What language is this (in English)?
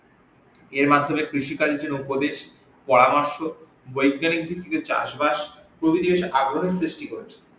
Bangla